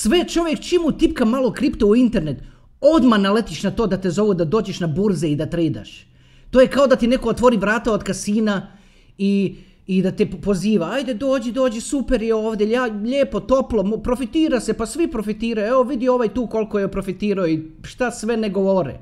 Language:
Croatian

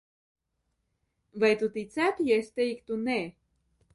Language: Latvian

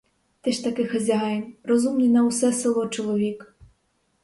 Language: Ukrainian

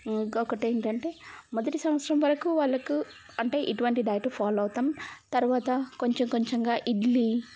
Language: Telugu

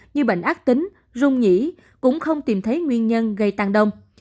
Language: Vietnamese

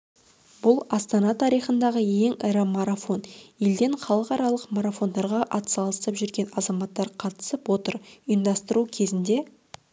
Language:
Kazakh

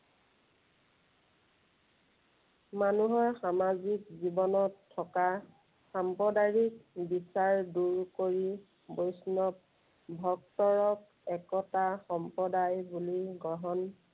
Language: Assamese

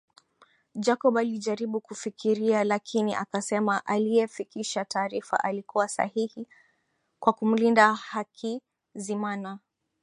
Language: Swahili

